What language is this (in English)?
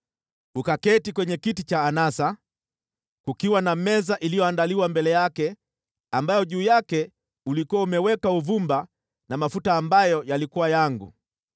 Swahili